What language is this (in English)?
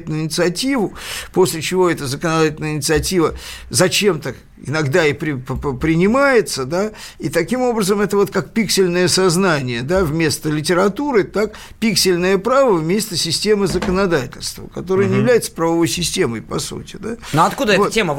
Russian